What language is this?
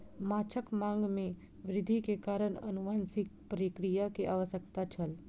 Maithili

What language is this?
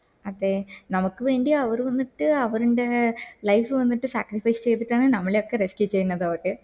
Malayalam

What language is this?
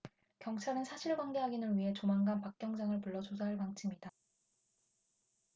Korean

